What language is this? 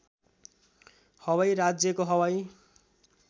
Nepali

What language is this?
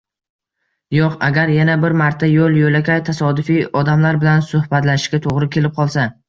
Uzbek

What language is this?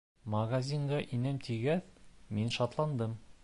Bashkir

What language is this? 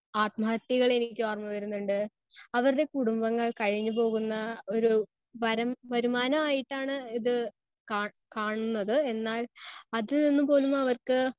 Malayalam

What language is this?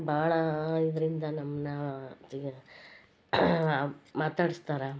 Kannada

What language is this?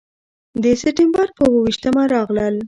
Pashto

